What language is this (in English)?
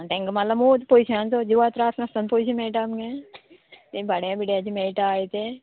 Konkani